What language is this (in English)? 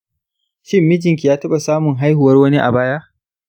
Hausa